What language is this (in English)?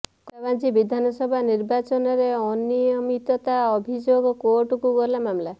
Odia